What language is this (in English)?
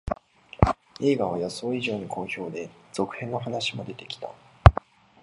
Japanese